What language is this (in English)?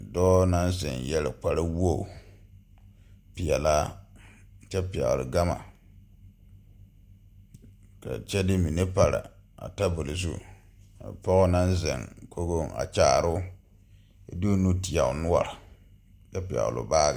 Southern Dagaare